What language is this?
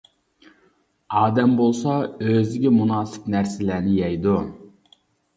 Uyghur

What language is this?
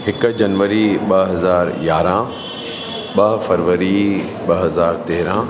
Sindhi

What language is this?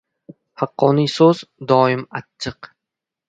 Uzbek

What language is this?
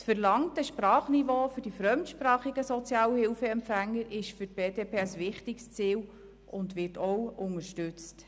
Swiss German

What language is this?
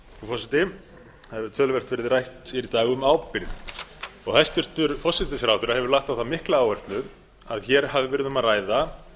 Icelandic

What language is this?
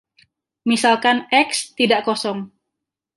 Indonesian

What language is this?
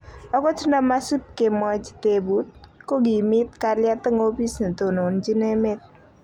Kalenjin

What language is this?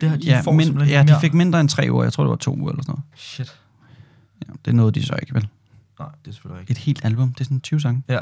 Danish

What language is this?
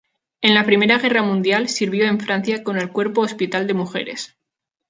Spanish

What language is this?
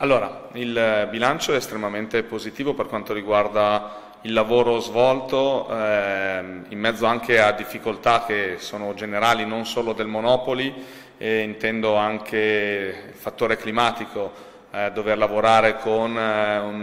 Italian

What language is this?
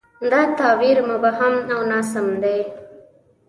Pashto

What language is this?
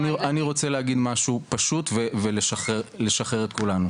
Hebrew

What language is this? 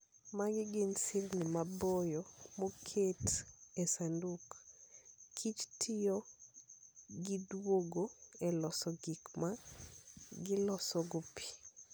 Luo (Kenya and Tanzania)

